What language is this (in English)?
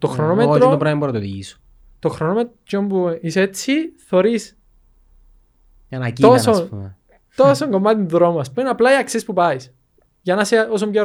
Greek